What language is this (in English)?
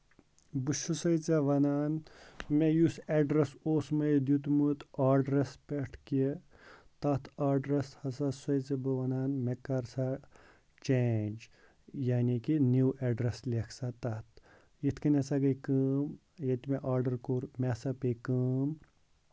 Kashmiri